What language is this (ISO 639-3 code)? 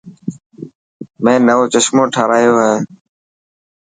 mki